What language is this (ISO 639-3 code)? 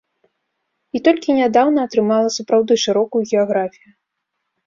bel